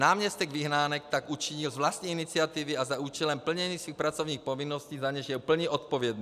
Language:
Czech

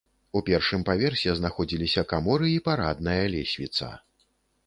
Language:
Belarusian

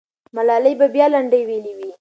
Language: Pashto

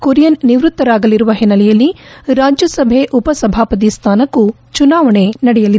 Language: Kannada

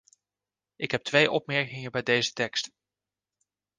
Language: Dutch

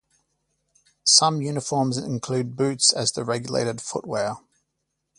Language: English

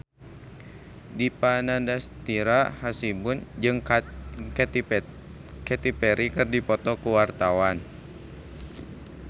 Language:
Sundanese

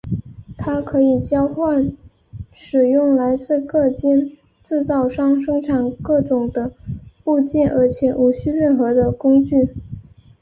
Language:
Chinese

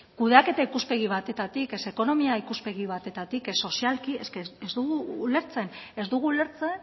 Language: Basque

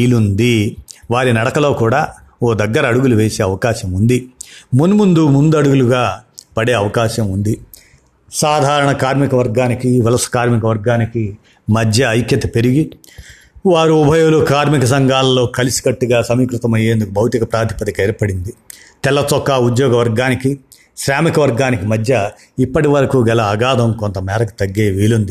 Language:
Telugu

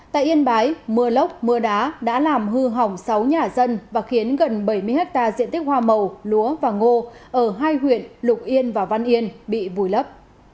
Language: Vietnamese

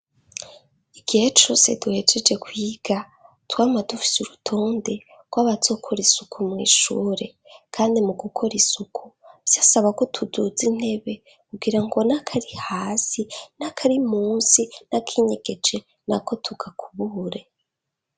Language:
Rundi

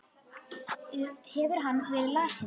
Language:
Icelandic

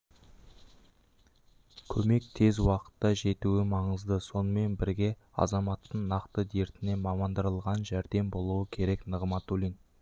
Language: Kazakh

